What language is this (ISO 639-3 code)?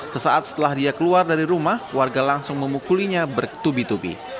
ind